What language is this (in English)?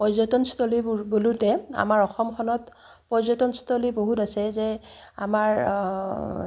Assamese